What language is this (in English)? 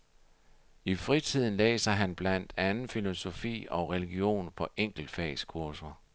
Danish